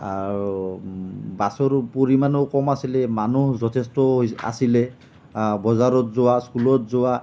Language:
Assamese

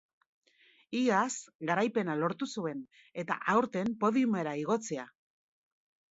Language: Basque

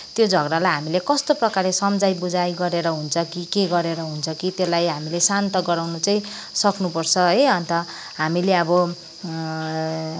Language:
Nepali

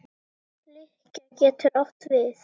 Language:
Icelandic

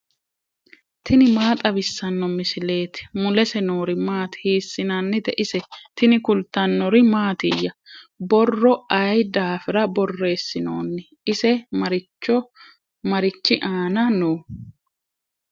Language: Sidamo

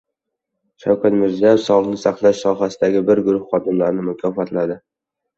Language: Uzbek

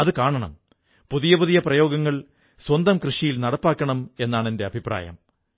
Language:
Malayalam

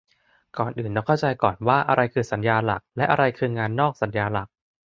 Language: Thai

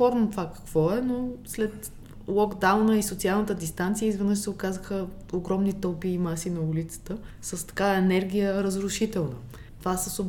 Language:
Bulgarian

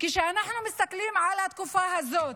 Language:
Hebrew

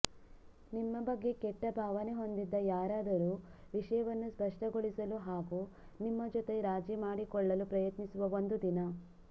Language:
Kannada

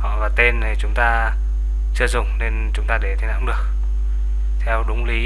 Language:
Vietnamese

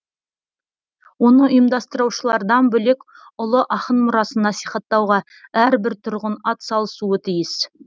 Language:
Kazakh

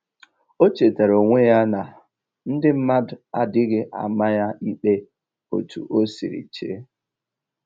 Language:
Igbo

